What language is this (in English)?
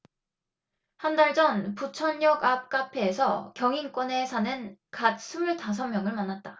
Korean